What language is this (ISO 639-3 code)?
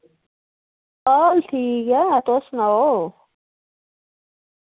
doi